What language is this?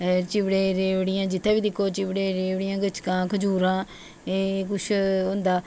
Dogri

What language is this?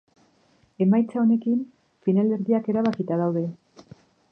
Basque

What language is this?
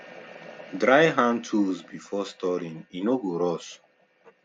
Nigerian Pidgin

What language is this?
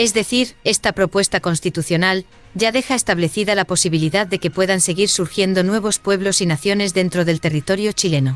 Spanish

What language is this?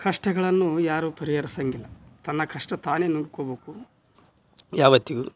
Kannada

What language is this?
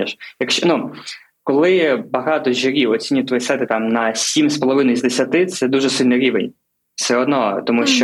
Ukrainian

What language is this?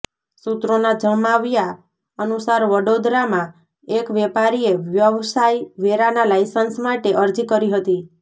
Gujarati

